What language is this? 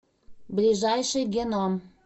Russian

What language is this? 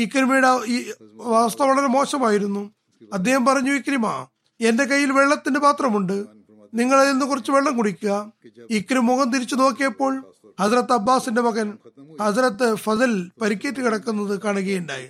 Malayalam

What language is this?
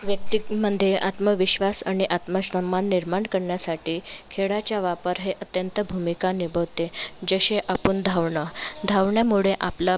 Marathi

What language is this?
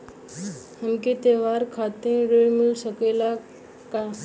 Bhojpuri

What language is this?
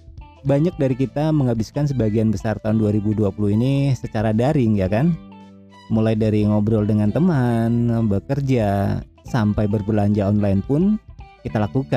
Indonesian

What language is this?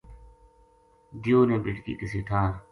Gujari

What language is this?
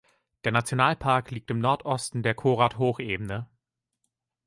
German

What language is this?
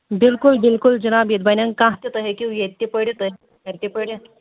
Kashmiri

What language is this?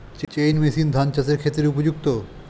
Bangla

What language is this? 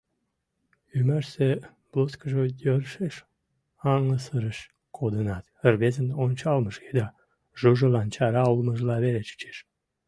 Mari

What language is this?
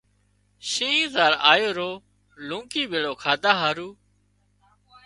Wadiyara Koli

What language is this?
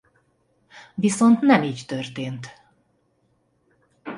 Hungarian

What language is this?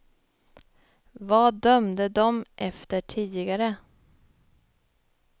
Swedish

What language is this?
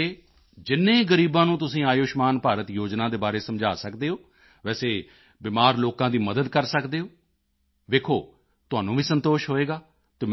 Punjabi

